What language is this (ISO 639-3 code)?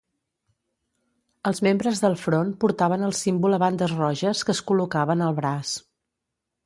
cat